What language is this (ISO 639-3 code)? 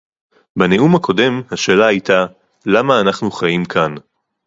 heb